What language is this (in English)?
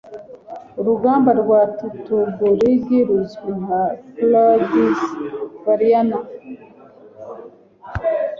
Kinyarwanda